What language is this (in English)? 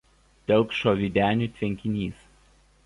Lithuanian